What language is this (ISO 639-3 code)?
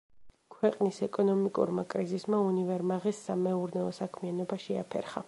kat